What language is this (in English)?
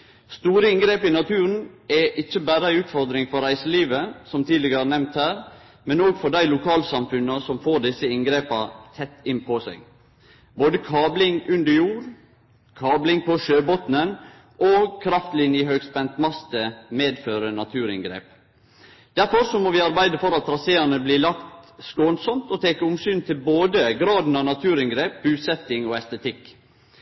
Norwegian Nynorsk